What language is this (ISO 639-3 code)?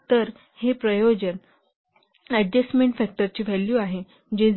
mar